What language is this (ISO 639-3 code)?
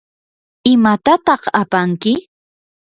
qur